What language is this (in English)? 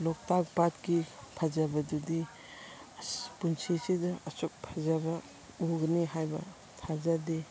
Manipuri